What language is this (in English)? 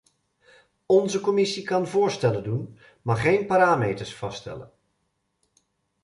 Dutch